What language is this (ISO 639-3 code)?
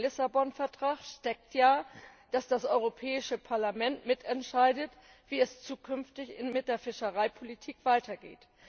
deu